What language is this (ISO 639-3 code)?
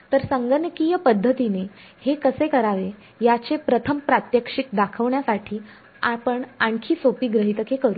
mar